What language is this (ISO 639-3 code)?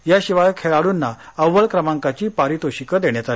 mar